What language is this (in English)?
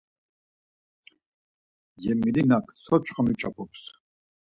Laz